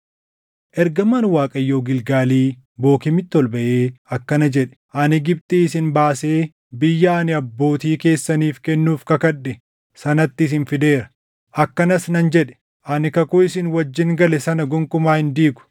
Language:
Oromo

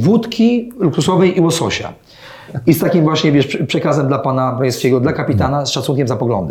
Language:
Polish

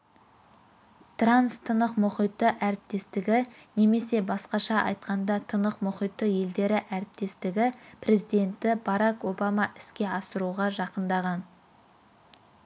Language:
Kazakh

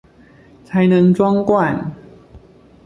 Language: Chinese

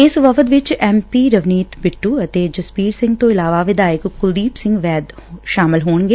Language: Punjabi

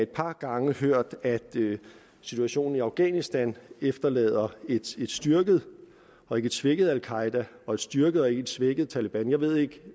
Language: Danish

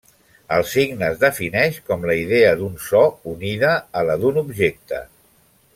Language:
Catalan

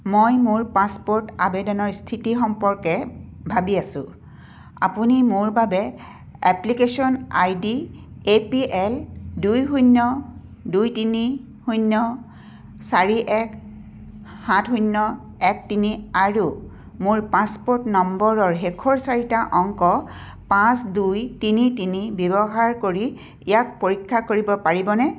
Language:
Assamese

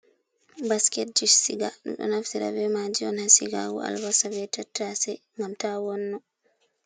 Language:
Fula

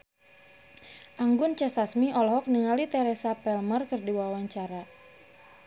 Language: Sundanese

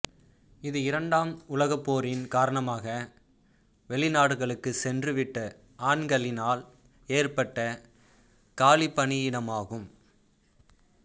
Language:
Tamil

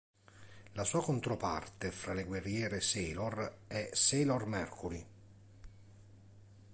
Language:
Italian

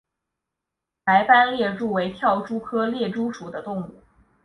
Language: Chinese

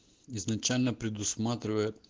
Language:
Russian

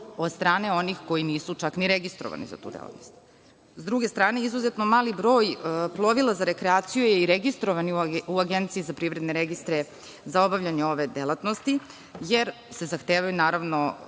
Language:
Serbian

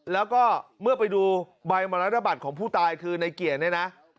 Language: Thai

